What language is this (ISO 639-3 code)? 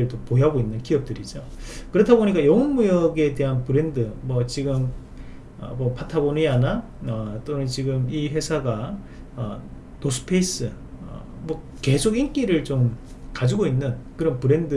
kor